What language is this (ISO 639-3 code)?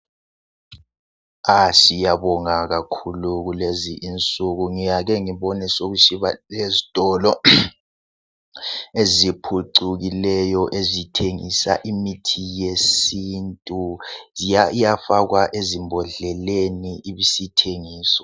nde